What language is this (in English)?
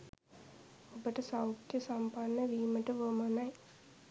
Sinhala